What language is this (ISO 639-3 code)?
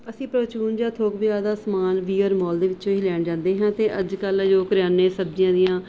pan